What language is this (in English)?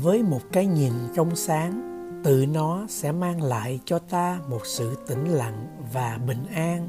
Vietnamese